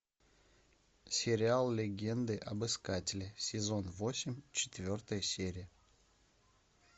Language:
Russian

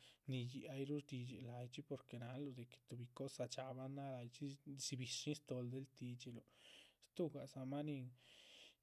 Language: Chichicapan Zapotec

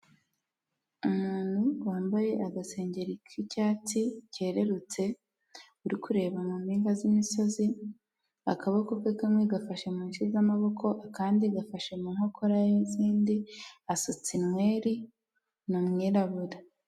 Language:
Kinyarwanda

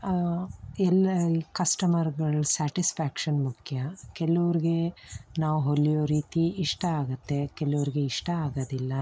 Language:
Kannada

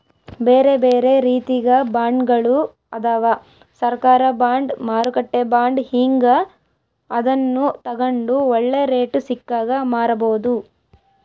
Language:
Kannada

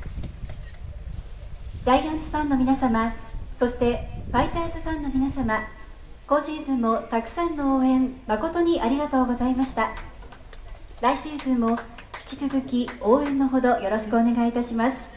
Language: Japanese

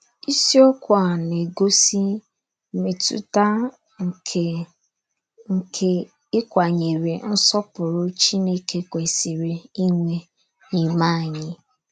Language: Igbo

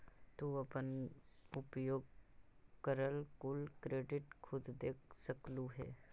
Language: Magahi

